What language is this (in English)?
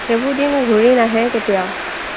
Assamese